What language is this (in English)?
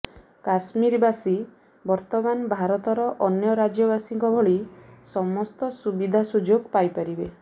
Odia